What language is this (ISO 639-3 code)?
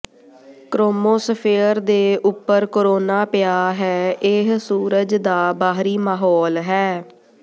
pan